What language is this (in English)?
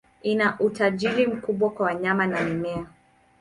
Swahili